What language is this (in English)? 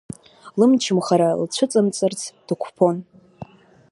Abkhazian